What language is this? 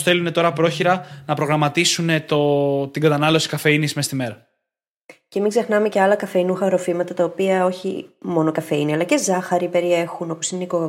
Greek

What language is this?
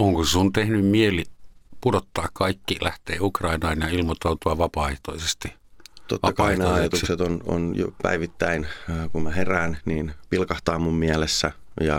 Finnish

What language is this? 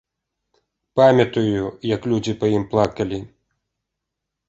Belarusian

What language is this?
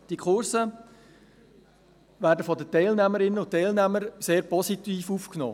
Swiss German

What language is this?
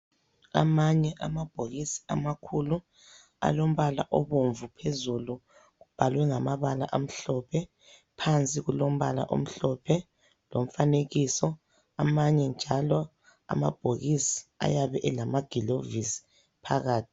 North Ndebele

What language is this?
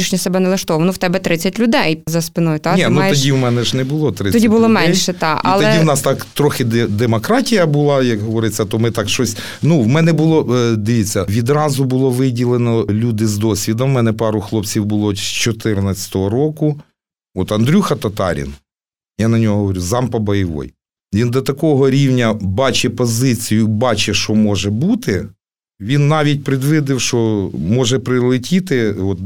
Ukrainian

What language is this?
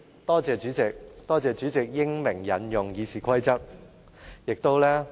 Cantonese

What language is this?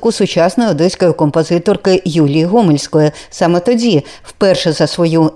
Ukrainian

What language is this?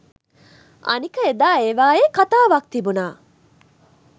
Sinhala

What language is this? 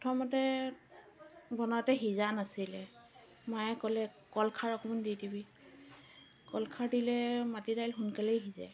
Assamese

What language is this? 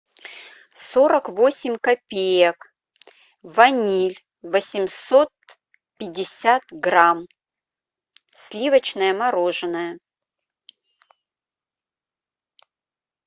Russian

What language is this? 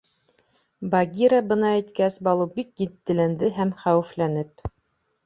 Bashkir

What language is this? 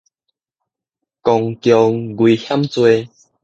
Min Nan Chinese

